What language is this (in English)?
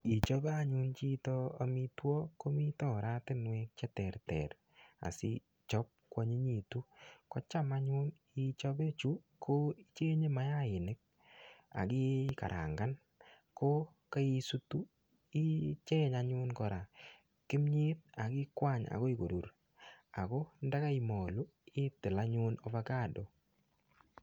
Kalenjin